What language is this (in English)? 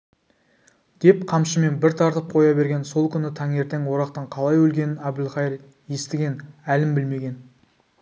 Kazakh